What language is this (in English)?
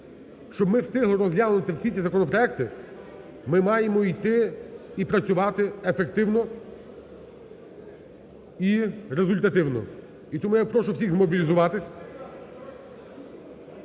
Ukrainian